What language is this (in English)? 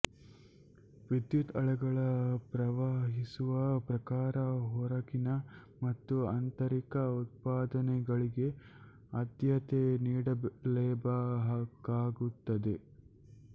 Kannada